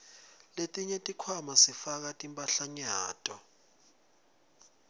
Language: Swati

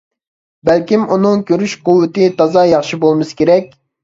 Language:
Uyghur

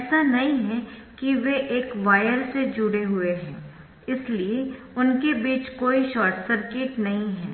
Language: Hindi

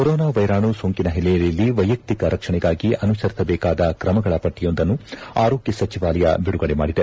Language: Kannada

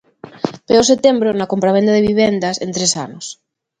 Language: Galician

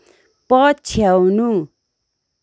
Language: Nepali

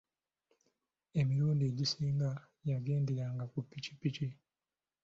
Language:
Ganda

